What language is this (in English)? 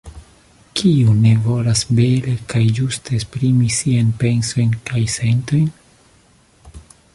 Esperanto